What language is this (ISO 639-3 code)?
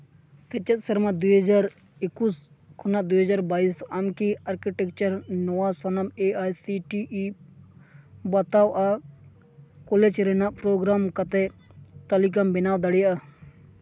sat